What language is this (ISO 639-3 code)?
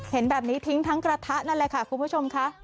tha